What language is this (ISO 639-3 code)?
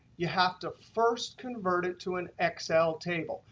eng